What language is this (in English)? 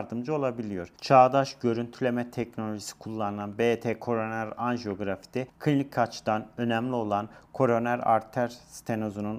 Turkish